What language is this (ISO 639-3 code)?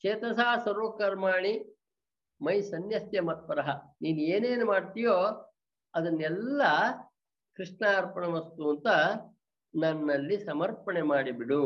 kan